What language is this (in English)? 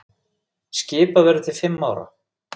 Icelandic